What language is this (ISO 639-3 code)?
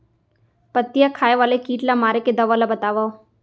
hne